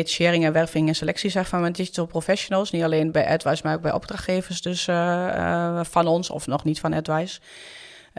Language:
Dutch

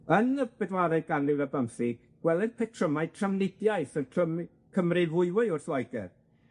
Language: Welsh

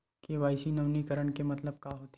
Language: Chhattisgarhi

